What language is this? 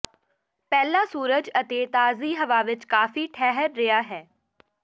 Punjabi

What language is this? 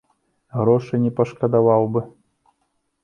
Belarusian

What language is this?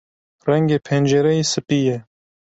Kurdish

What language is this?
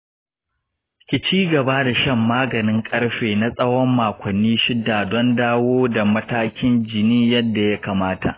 Hausa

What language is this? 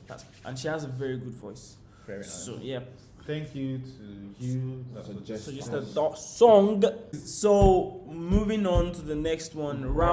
Turkish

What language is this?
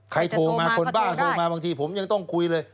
Thai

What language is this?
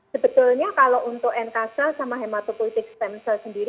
Indonesian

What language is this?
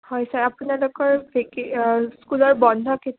Assamese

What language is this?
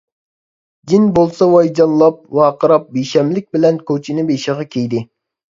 Uyghur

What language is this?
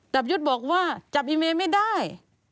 Thai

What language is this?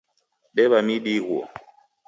Taita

